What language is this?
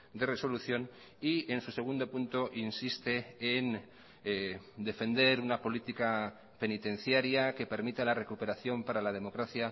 Spanish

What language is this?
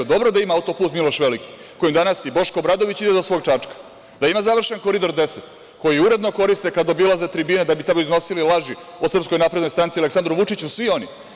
Serbian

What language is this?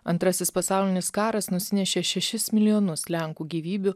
Lithuanian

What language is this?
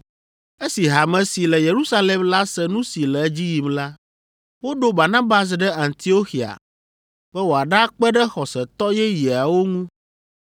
Ewe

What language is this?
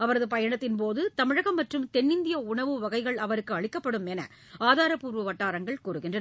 Tamil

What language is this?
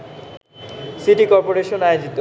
Bangla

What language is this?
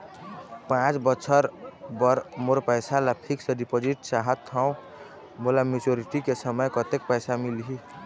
Chhattisgarhi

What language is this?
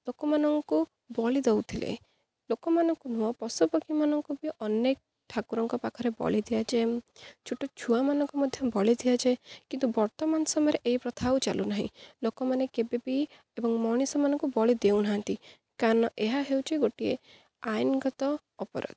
Odia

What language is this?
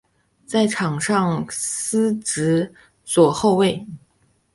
Chinese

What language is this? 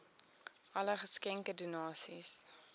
Afrikaans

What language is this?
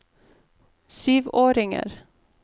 Norwegian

